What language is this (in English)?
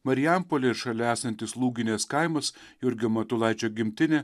Lithuanian